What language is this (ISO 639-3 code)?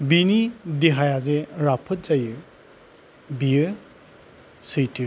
brx